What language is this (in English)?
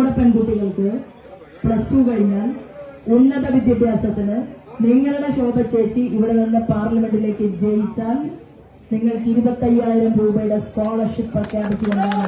Malayalam